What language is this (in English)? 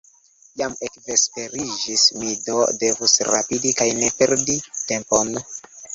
Esperanto